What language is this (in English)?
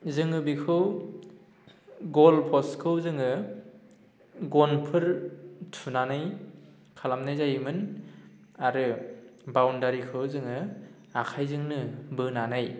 Bodo